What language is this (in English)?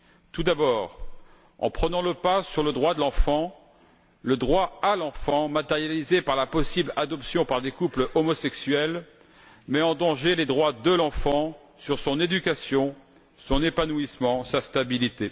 French